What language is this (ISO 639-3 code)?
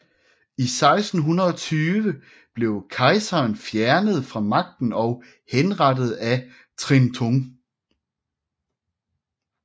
dan